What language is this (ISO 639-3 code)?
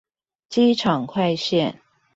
zho